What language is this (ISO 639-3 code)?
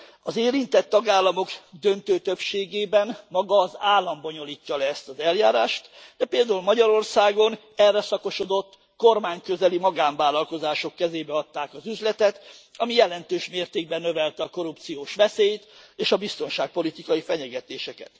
hun